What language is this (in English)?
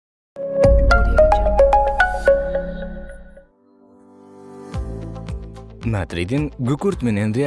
Kyrgyz